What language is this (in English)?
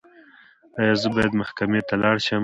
Pashto